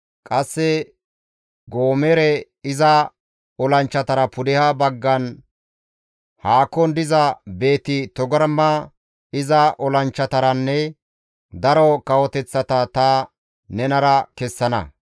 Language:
Gamo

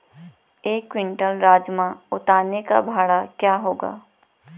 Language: Hindi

